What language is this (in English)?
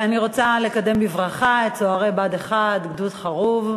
Hebrew